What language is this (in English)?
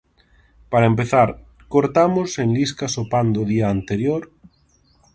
Galician